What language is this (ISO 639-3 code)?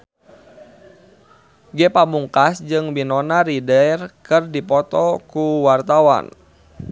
sun